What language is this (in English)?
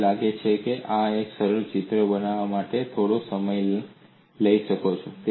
Gujarati